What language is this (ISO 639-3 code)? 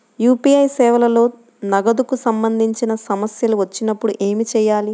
tel